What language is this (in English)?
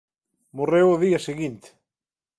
Galician